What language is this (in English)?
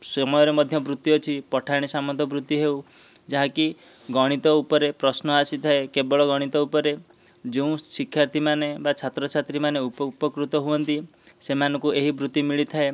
Odia